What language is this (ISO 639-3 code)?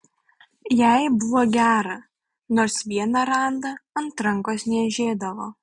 lit